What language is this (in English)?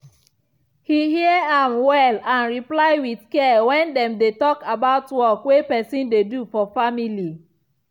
Nigerian Pidgin